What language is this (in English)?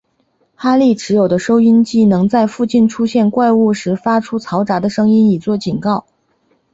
Chinese